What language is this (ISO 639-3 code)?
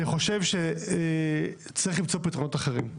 heb